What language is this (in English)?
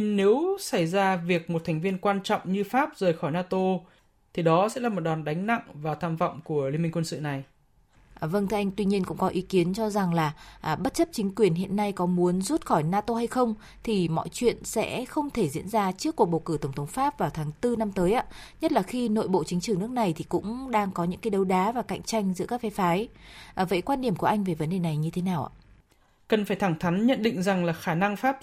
Vietnamese